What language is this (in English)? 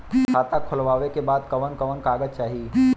Bhojpuri